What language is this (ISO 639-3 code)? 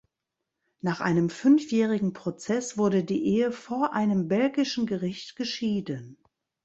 deu